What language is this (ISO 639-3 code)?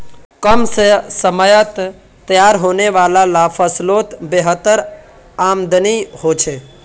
mag